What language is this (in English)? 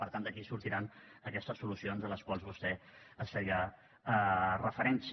Catalan